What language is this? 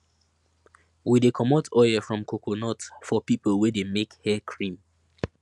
Nigerian Pidgin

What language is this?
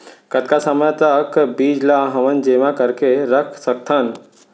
Chhattisgarhi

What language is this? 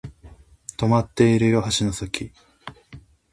Japanese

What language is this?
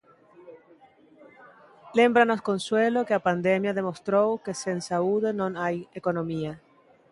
Galician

